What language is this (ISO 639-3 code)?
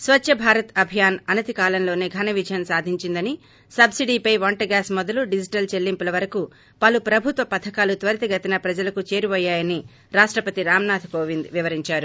tel